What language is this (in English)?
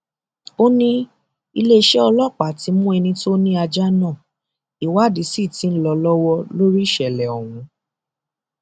Yoruba